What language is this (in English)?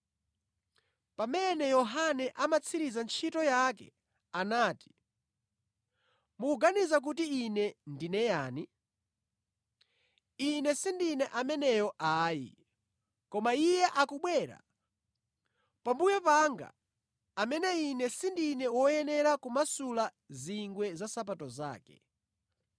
Nyanja